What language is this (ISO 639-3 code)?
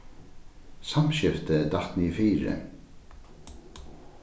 fao